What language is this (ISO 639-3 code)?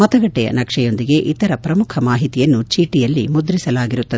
kan